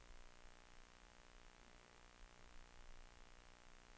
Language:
Swedish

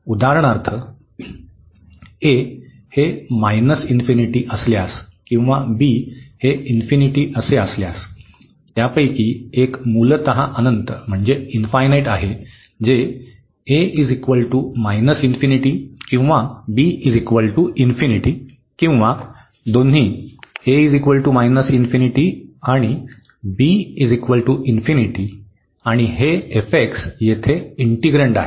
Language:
Marathi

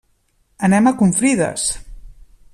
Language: Catalan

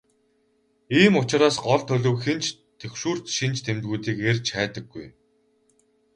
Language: Mongolian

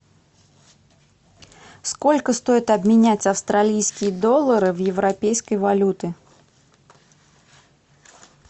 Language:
Russian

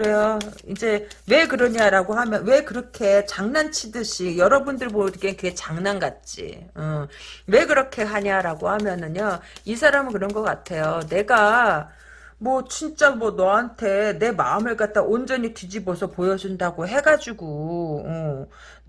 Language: Korean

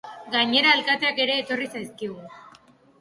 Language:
Basque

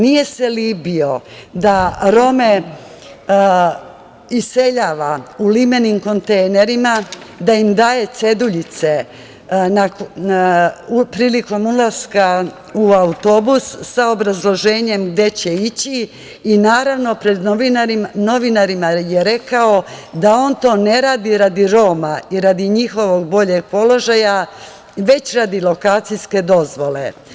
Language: Serbian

